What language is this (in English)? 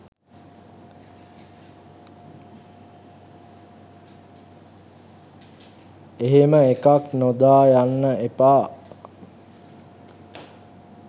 Sinhala